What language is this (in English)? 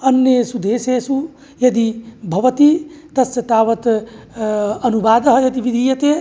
Sanskrit